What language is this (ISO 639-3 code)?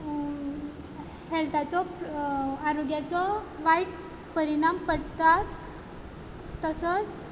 kok